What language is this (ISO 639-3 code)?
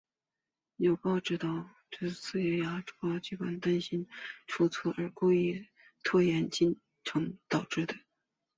zho